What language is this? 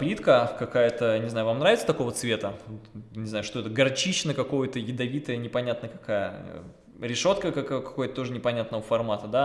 Russian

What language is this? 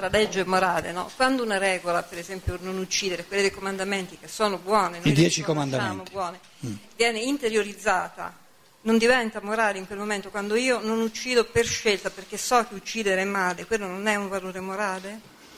Italian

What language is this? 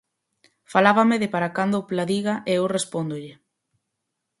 Galician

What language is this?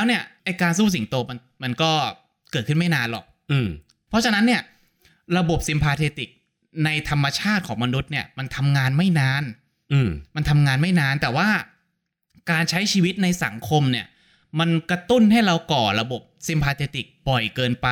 Thai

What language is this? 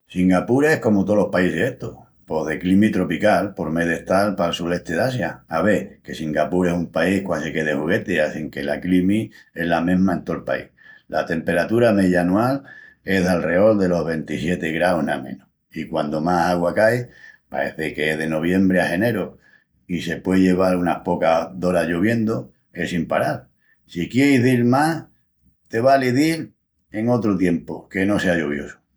Extremaduran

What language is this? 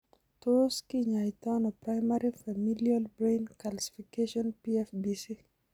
Kalenjin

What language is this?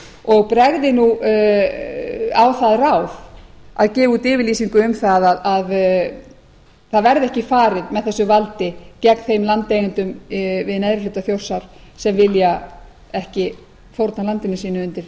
Icelandic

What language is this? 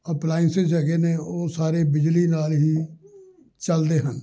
Punjabi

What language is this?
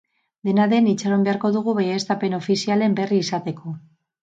Basque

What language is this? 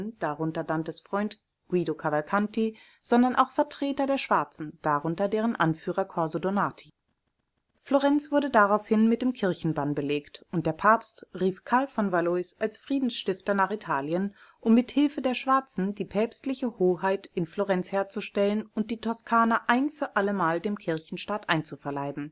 German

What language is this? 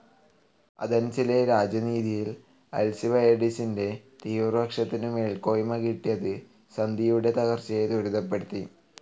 Malayalam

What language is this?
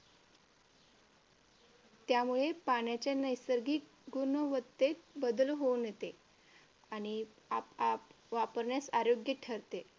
Marathi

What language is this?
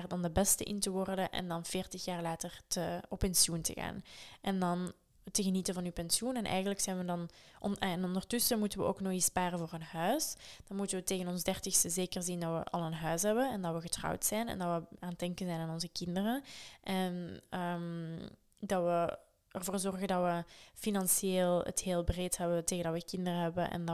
Dutch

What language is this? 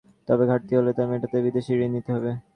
Bangla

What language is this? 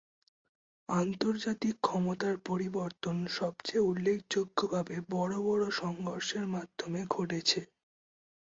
Bangla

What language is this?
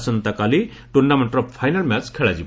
Odia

